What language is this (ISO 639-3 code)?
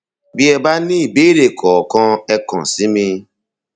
yor